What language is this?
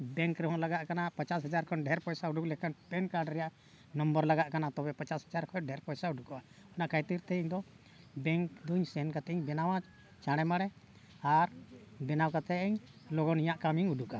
Santali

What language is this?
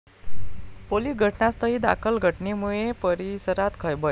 Marathi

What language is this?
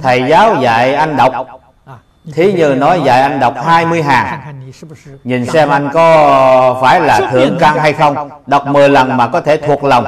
Vietnamese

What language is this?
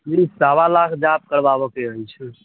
Maithili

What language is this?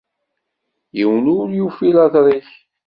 Kabyle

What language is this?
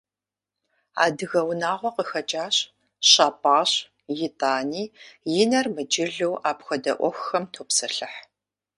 Kabardian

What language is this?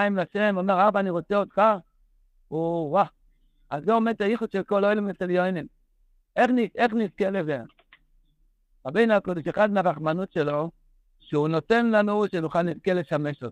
Hebrew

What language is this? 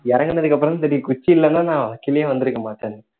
Tamil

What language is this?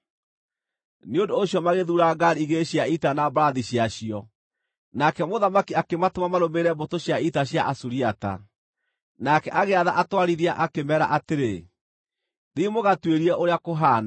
Kikuyu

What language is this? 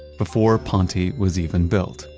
English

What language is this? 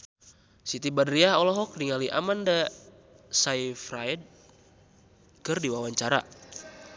Sundanese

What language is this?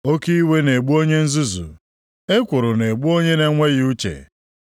Igbo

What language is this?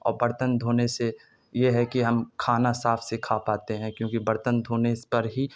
Urdu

